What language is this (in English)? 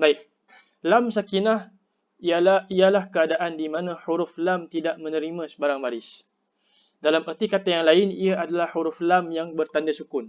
Malay